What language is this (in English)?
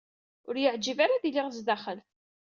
Kabyle